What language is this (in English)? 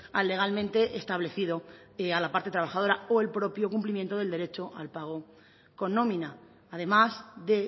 Spanish